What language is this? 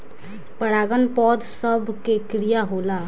Bhojpuri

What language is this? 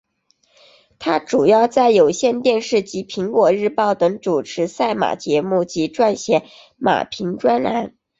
Chinese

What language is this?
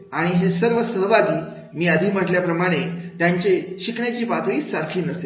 Marathi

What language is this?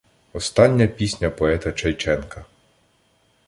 Ukrainian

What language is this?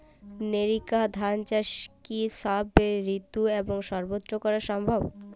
Bangla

